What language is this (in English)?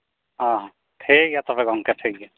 Santali